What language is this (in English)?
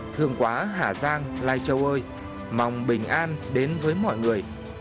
Vietnamese